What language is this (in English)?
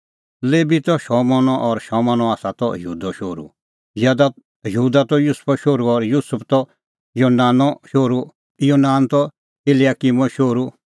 Kullu Pahari